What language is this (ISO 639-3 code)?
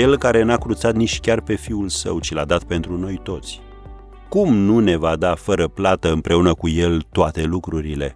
ron